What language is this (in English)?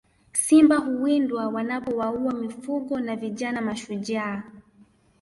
Swahili